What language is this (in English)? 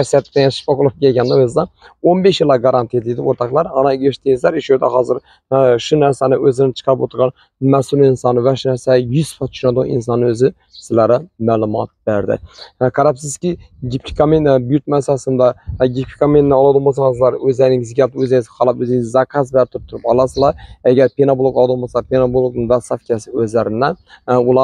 Turkish